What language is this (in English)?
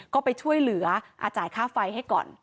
Thai